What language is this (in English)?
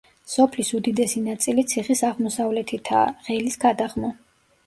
Georgian